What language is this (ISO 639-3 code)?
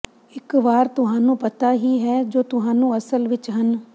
pan